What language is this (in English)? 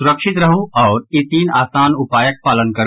Maithili